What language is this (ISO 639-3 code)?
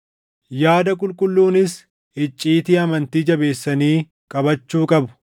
orm